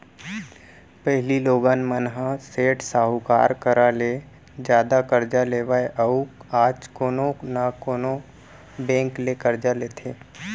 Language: Chhattisgarhi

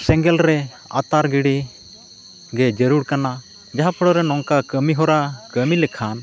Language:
Santali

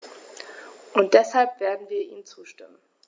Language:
German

